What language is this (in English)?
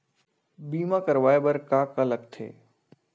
Chhattisgarhi